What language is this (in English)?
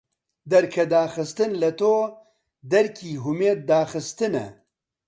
Central Kurdish